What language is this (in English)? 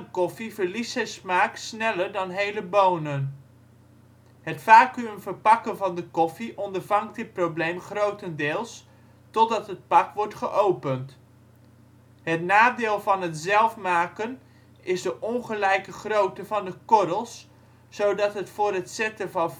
Dutch